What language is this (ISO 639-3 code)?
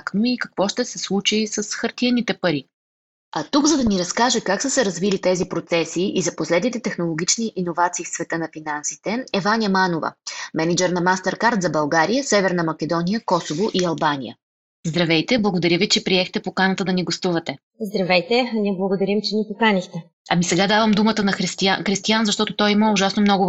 bul